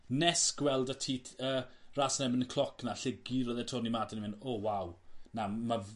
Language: Welsh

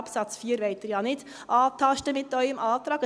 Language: Swiss German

